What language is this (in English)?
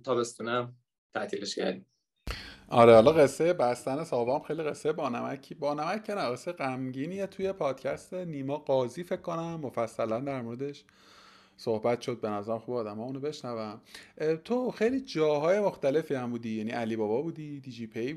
Persian